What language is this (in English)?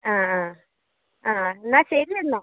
Malayalam